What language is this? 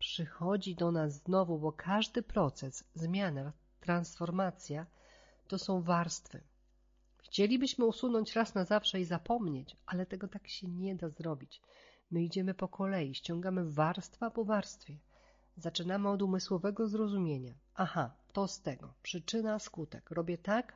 Polish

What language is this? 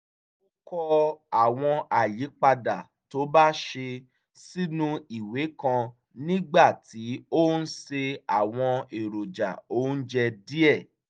Yoruba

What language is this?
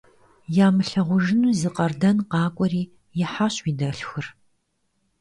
Kabardian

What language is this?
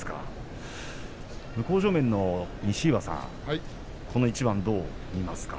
Japanese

